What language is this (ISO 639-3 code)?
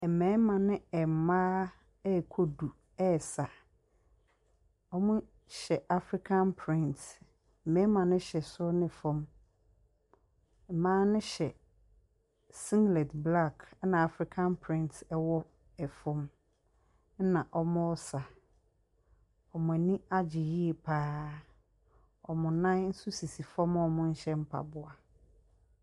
aka